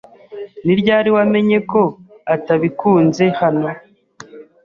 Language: Kinyarwanda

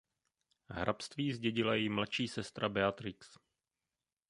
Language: Czech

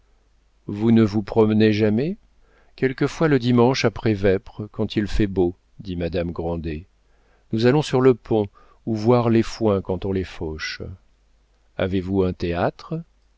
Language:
French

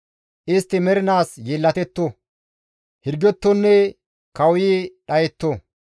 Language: Gamo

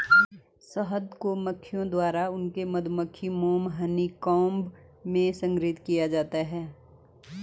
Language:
Hindi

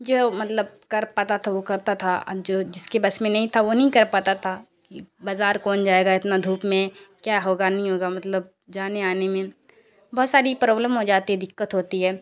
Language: Urdu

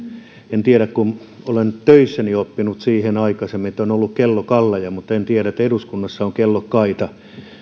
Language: Finnish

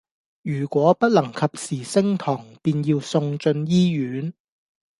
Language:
Cantonese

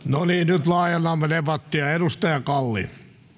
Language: Finnish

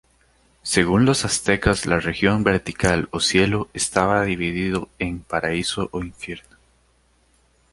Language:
Spanish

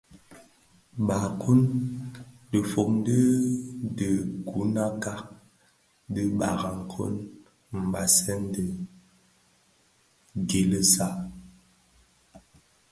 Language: Bafia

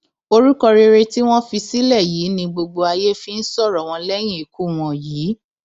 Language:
Yoruba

